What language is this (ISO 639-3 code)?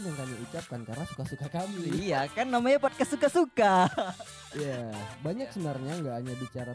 ind